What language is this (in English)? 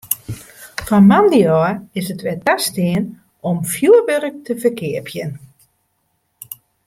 Western Frisian